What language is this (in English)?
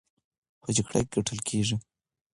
Pashto